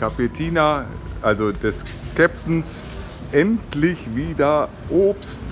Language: German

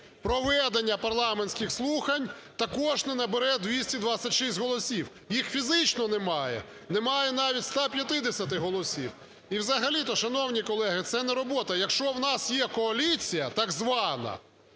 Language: Ukrainian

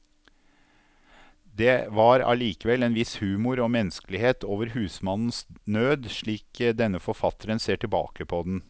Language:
Norwegian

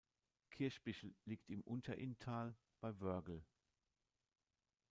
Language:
German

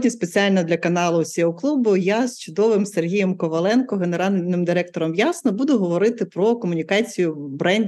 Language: Ukrainian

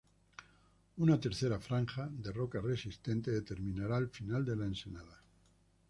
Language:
Spanish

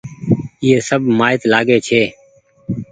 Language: Goaria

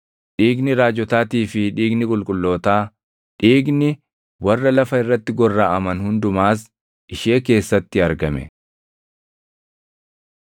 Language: Oromo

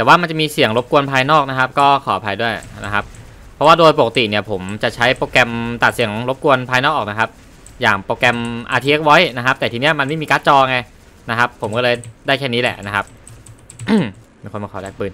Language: Thai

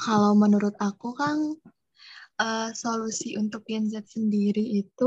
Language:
Indonesian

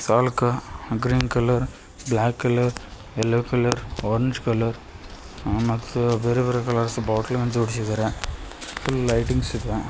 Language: Kannada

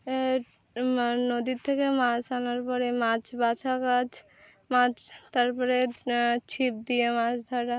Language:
Bangla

